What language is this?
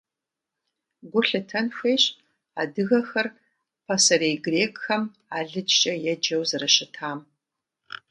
Kabardian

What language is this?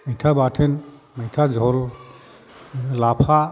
Bodo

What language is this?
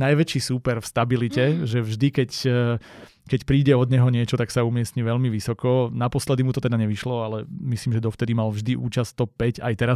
Slovak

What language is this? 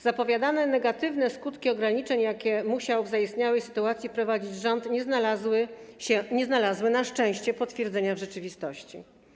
Polish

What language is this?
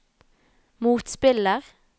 Norwegian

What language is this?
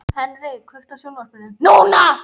Icelandic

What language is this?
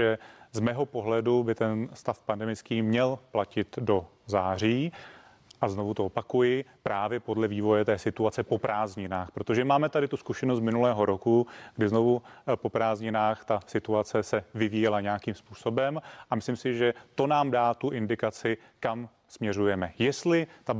Czech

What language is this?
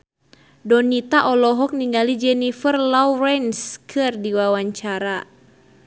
Sundanese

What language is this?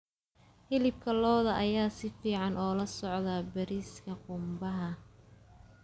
Somali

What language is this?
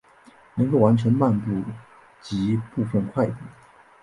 Chinese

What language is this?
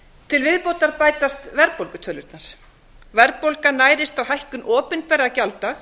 Icelandic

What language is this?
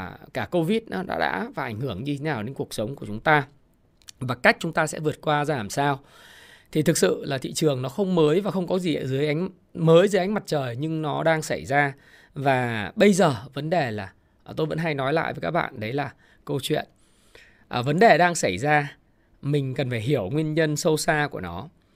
Vietnamese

